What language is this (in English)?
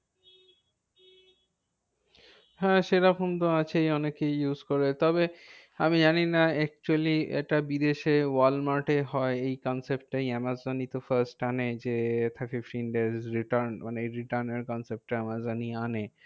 Bangla